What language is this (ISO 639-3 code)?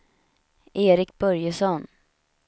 swe